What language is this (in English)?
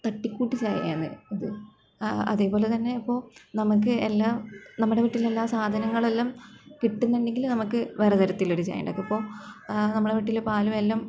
Malayalam